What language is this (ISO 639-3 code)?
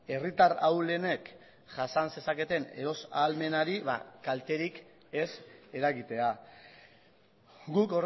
eus